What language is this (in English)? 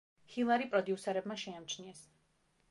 Georgian